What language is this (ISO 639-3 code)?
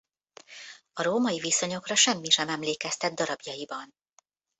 hun